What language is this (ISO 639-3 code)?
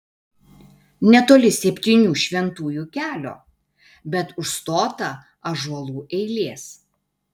lit